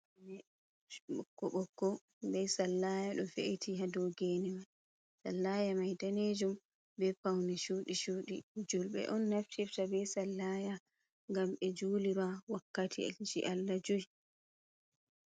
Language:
Fula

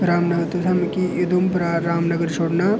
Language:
Dogri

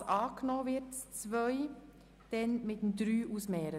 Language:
Swiss German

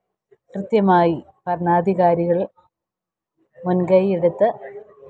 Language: Malayalam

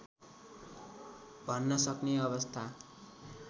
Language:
Nepali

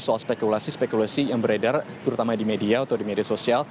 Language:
Indonesian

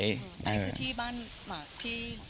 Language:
Thai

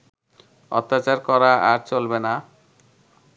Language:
Bangla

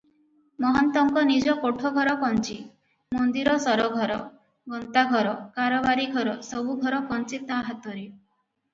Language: Odia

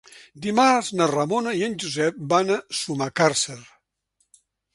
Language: Catalan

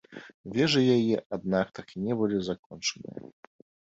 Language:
Belarusian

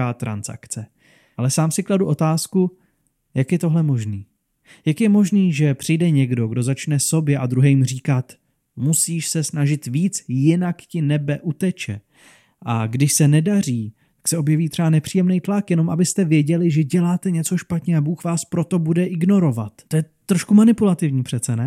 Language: Czech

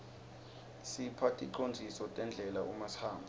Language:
Swati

